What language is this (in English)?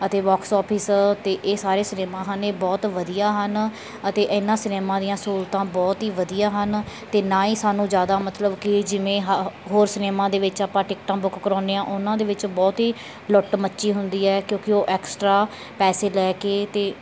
Punjabi